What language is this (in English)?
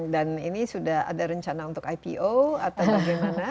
Indonesian